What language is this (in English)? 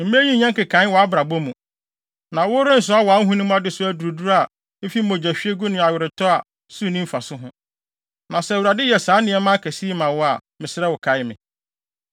Akan